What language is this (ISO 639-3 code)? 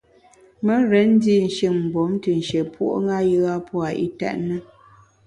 bax